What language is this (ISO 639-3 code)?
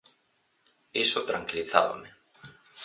glg